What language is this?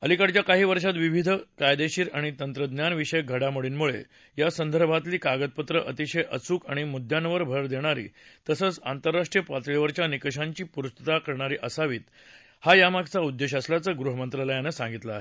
Marathi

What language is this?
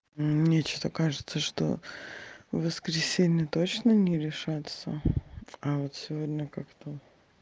Russian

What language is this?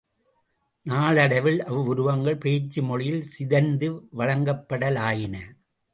Tamil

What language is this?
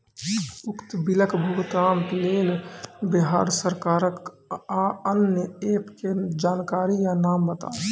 Maithili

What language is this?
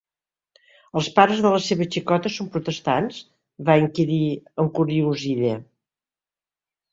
Catalan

